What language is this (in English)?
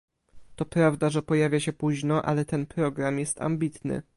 Polish